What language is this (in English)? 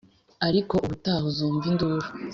Kinyarwanda